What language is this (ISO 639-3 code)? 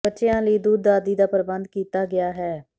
pan